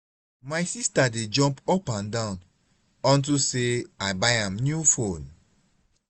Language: Nigerian Pidgin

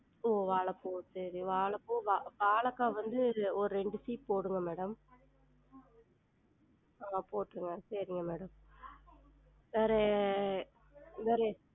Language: Tamil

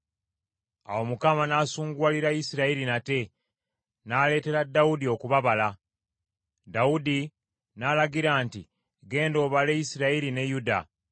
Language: Ganda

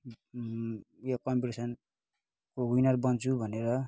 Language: Nepali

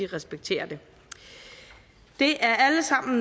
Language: Danish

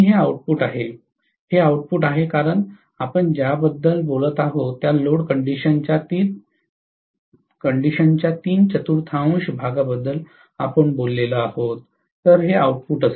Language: Marathi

